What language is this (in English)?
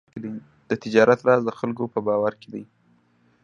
Pashto